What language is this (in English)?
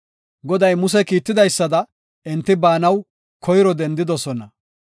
Gofa